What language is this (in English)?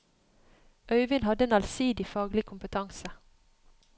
Norwegian